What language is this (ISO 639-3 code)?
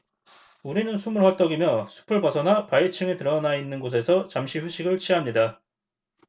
kor